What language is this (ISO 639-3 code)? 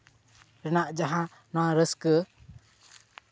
sat